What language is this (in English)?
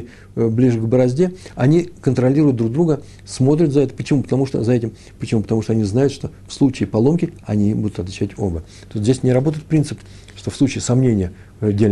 Russian